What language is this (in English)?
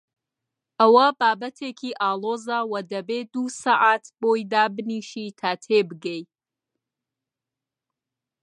Central Kurdish